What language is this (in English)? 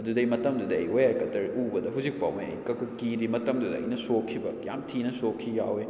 Manipuri